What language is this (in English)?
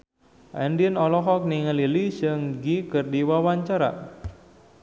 Sundanese